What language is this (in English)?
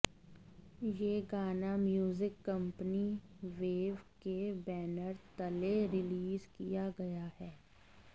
Hindi